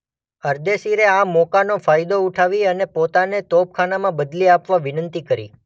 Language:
Gujarati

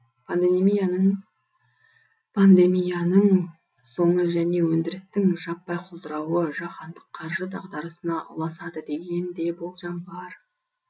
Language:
Kazakh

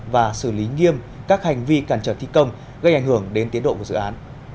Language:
Vietnamese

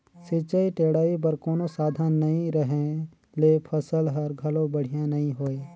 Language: Chhattisgarhi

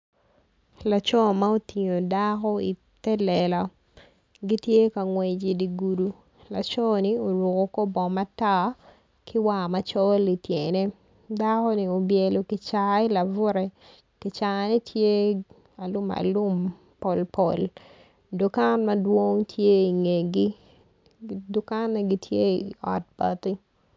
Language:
Acoli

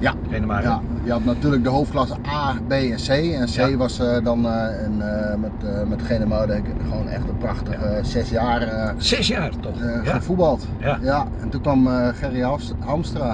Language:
Dutch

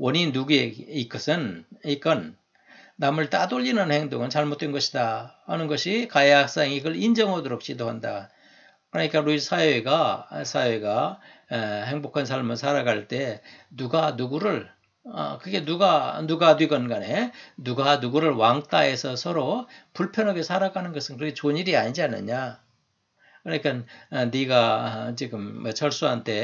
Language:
Korean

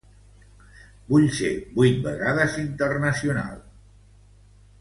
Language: Catalan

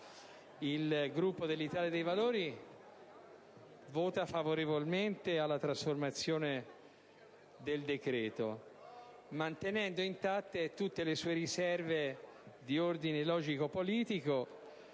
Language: Italian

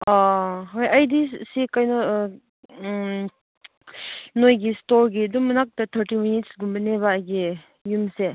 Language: Manipuri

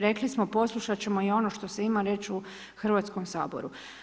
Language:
Croatian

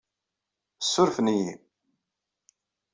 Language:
Kabyle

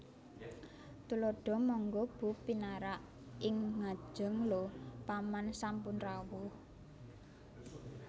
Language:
Javanese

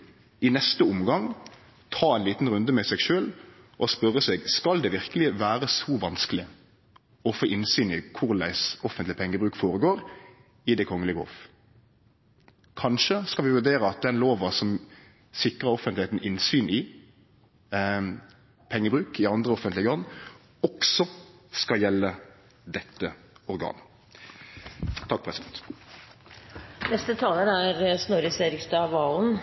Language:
Norwegian Nynorsk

